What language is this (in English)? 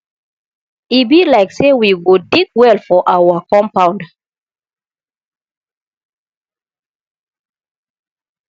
Nigerian Pidgin